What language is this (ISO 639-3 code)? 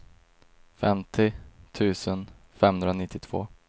swe